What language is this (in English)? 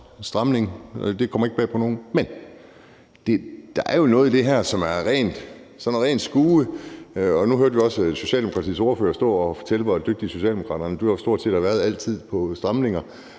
Danish